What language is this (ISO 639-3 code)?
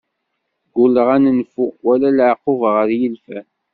kab